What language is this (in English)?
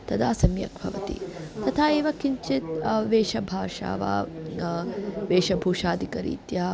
Sanskrit